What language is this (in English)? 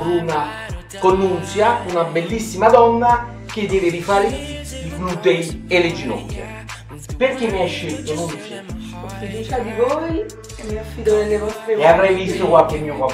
Italian